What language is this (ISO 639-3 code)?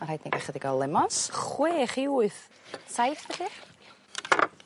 cym